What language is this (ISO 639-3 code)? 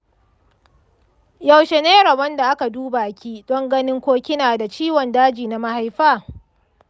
hau